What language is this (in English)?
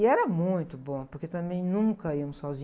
Portuguese